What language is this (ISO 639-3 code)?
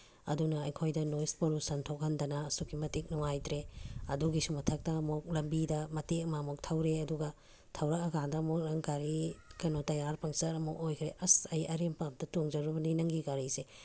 mni